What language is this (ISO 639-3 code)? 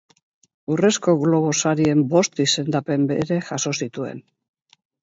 eus